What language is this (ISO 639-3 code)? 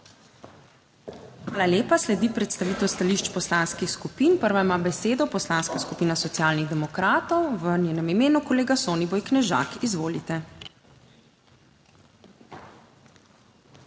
slv